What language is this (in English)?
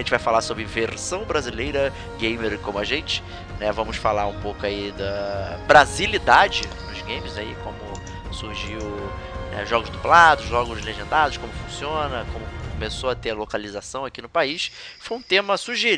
Portuguese